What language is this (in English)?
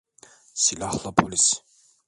Turkish